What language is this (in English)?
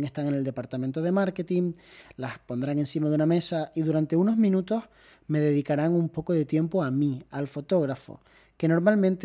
Spanish